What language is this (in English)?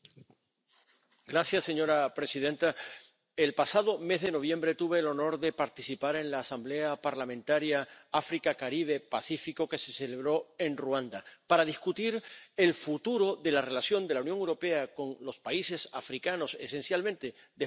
Spanish